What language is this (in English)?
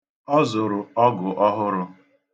Igbo